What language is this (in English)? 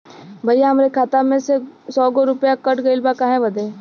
Bhojpuri